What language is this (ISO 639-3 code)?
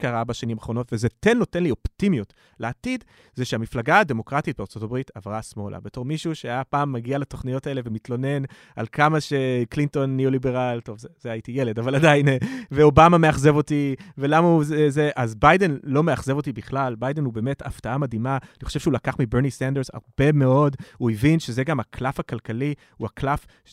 heb